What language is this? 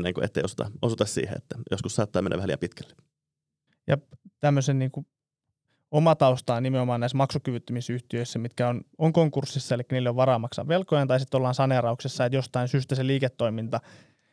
Finnish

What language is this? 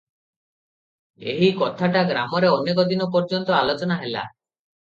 Odia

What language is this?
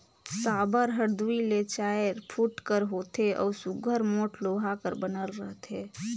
Chhattisgarhi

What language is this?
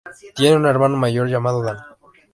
Spanish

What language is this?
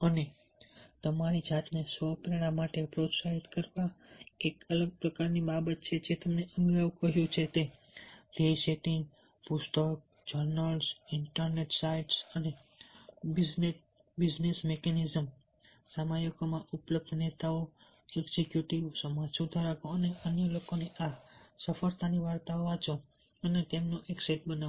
Gujarati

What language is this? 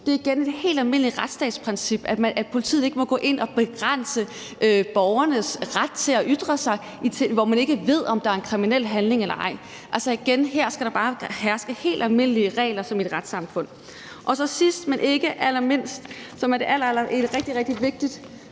Danish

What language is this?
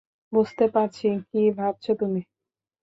Bangla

